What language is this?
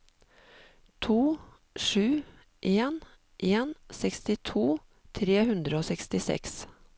Norwegian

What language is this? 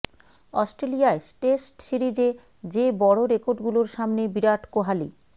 Bangla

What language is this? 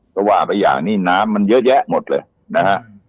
Thai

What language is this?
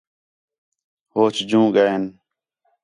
Khetrani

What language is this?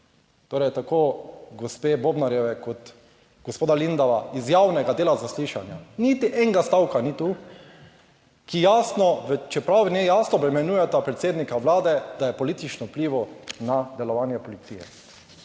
Slovenian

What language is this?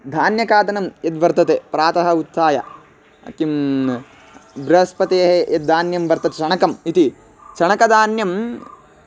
Sanskrit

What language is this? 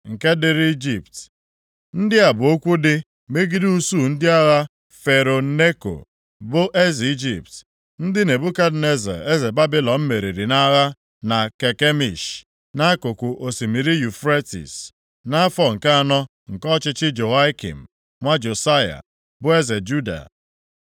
Igbo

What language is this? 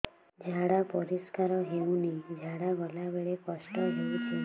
Odia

